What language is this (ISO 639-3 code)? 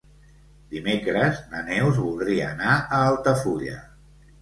cat